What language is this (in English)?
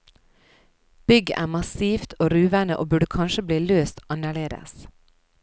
Norwegian